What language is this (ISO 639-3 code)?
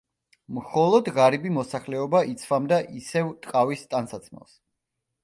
kat